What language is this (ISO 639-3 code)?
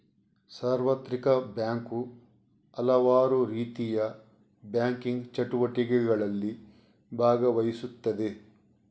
kan